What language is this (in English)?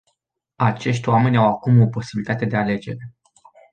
Romanian